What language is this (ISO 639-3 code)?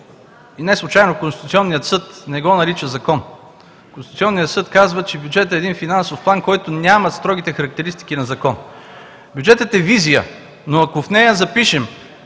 bul